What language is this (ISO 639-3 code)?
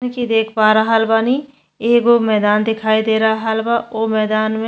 bho